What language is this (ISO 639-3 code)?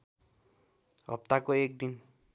nep